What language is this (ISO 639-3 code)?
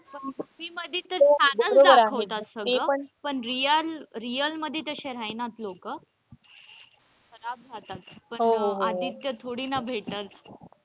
mar